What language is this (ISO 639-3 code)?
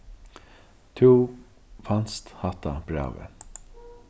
fao